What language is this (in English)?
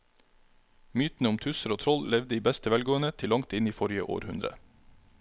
Norwegian